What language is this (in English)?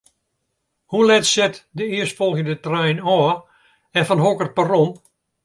Western Frisian